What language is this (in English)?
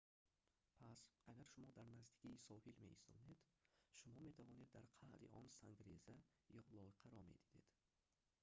Tajik